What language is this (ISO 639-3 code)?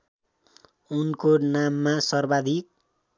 nep